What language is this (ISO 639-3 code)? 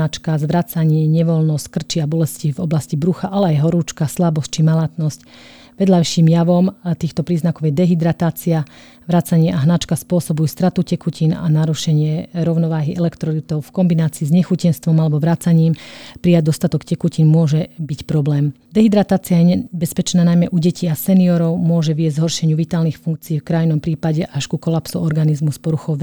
slk